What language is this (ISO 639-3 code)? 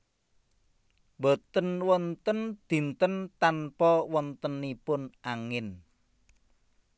jav